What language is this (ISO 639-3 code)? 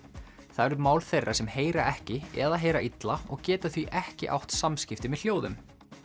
isl